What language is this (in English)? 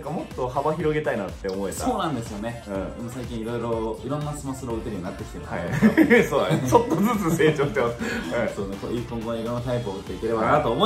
Japanese